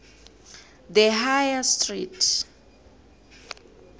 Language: South Ndebele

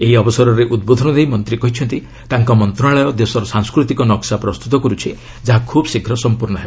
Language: Odia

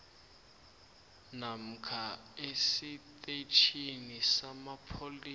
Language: South Ndebele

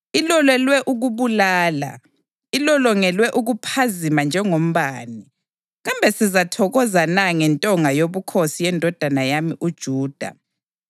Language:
North Ndebele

